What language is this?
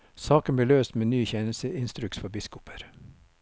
Norwegian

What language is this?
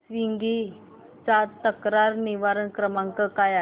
Marathi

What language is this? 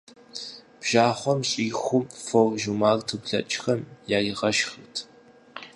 Kabardian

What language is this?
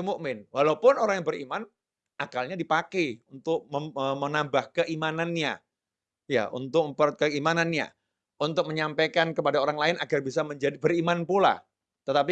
Indonesian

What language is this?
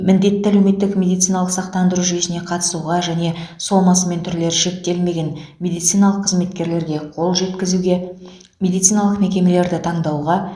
Kazakh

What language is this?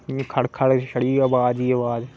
Dogri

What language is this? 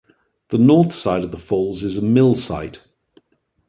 English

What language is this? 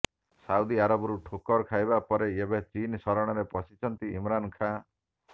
Odia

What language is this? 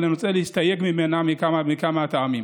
Hebrew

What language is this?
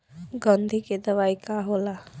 Bhojpuri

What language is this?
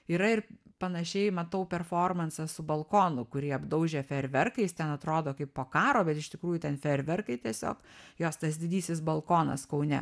Lithuanian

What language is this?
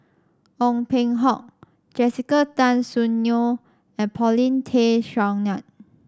English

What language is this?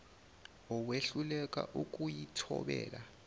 Zulu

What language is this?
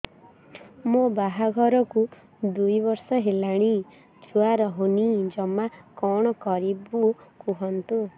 Odia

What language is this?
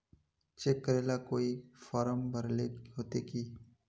Magahi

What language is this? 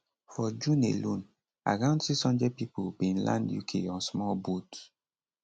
Nigerian Pidgin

